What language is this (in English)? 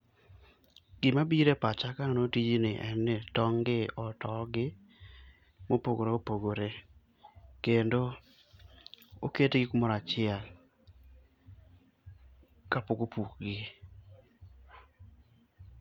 Luo (Kenya and Tanzania)